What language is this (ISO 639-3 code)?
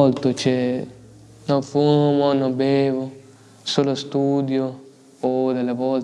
ita